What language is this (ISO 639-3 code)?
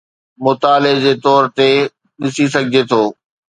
snd